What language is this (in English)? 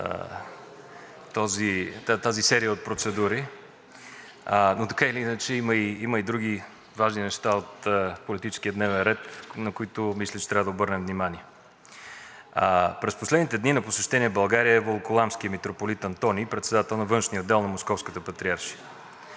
Bulgarian